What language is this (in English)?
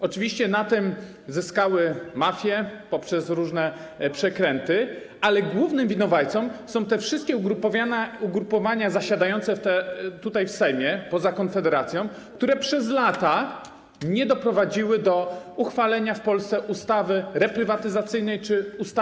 Polish